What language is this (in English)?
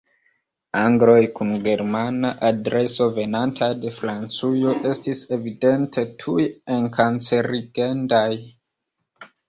Esperanto